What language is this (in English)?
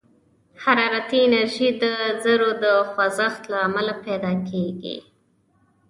Pashto